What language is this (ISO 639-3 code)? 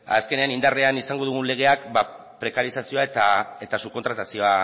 eus